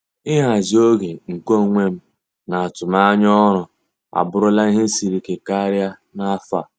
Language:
Igbo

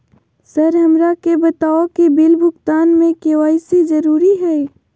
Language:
Magahi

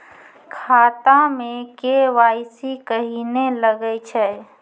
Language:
Maithili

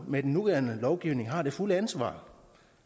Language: Danish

